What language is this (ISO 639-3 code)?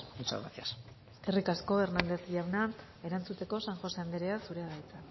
eus